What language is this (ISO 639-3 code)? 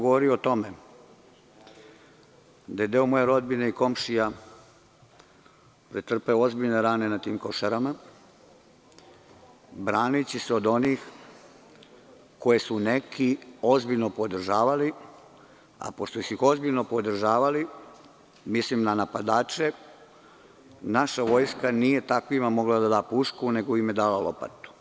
srp